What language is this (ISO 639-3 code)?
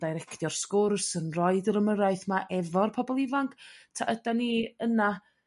cym